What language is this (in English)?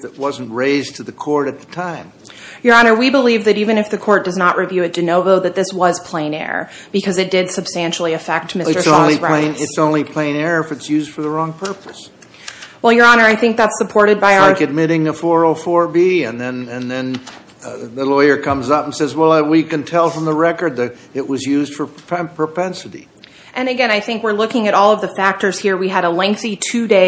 English